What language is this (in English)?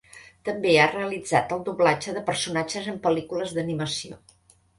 Catalan